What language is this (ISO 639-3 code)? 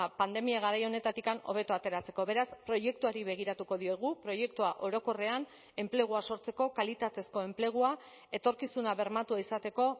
eus